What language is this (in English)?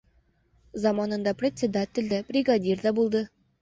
Bashkir